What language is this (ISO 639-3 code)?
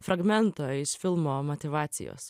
lit